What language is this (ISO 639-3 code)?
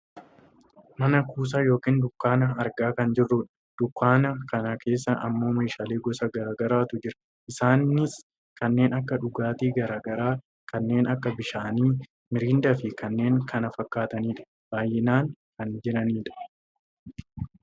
orm